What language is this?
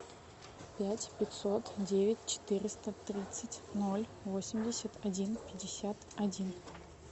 Russian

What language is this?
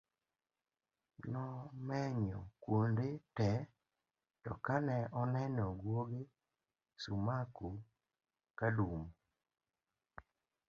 Luo (Kenya and Tanzania)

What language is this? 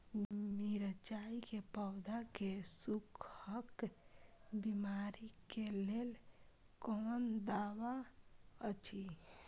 Maithili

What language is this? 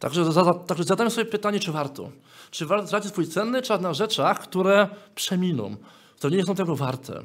Polish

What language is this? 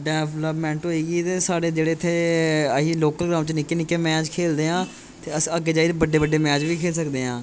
Dogri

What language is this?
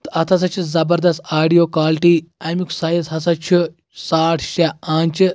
Kashmiri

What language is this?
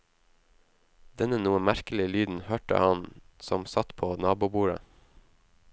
Norwegian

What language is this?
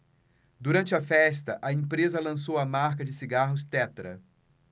Portuguese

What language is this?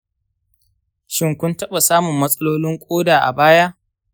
Hausa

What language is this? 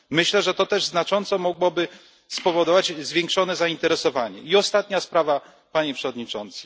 Polish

